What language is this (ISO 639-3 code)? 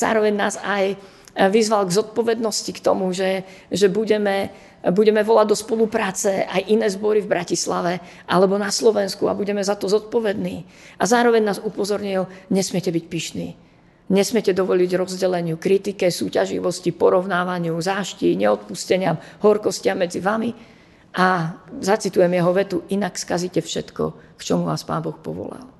slk